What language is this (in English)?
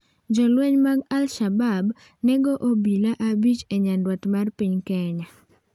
Luo (Kenya and Tanzania)